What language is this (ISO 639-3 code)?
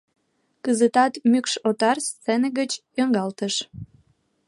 chm